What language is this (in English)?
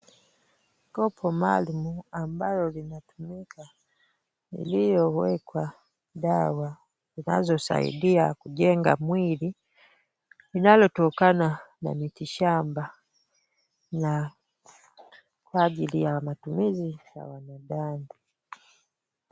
Swahili